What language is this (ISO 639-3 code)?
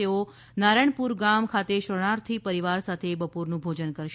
guj